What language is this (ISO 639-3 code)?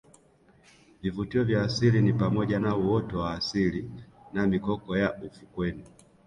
swa